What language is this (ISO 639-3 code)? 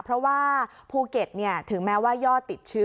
tha